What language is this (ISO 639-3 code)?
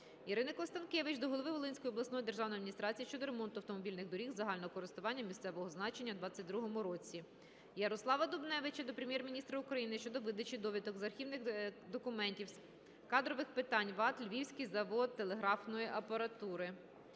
ukr